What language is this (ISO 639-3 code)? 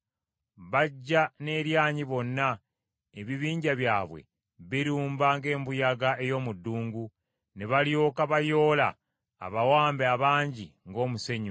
lug